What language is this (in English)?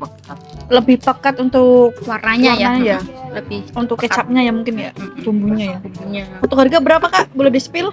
Indonesian